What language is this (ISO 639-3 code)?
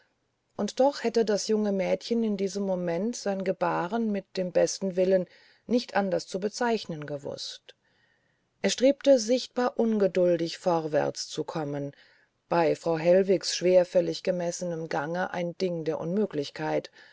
deu